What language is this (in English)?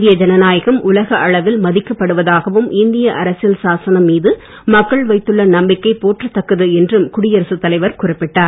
Tamil